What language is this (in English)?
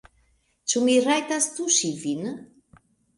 Esperanto